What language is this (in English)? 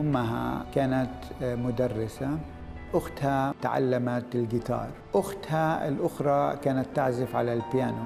Arabic